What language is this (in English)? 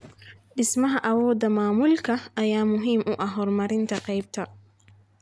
Somali